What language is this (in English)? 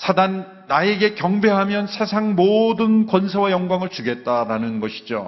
Korean